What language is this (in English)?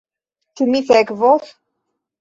Esperanto